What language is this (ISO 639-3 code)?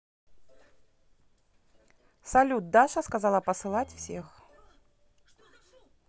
rus